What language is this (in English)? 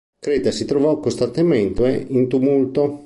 Italian